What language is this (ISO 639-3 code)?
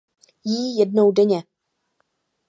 ces